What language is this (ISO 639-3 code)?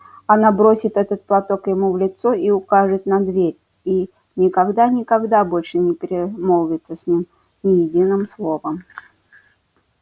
rus